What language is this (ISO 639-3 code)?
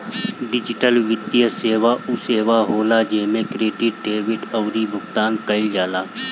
bho